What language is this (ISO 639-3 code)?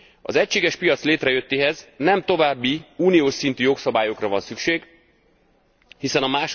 hun